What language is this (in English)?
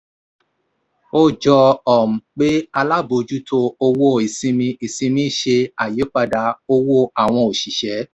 Yoruba